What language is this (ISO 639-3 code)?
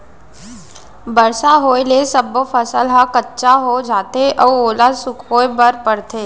hne